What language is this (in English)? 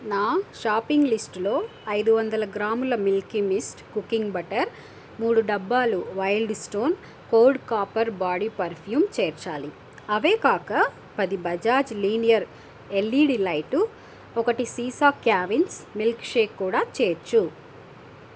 Telugu